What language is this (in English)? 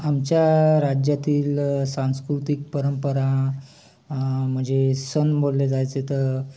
Marathi